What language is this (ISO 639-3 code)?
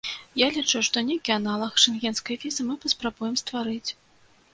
bel